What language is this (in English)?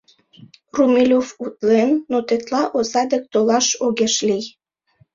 Mari